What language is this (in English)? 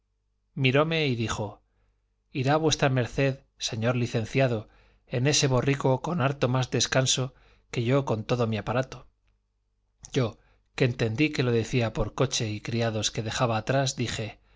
Spanish